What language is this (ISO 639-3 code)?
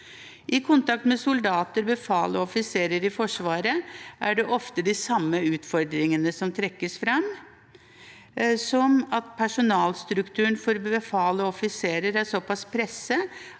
nor